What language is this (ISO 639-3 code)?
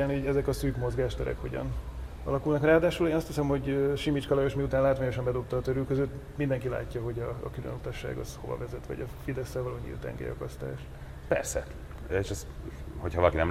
hun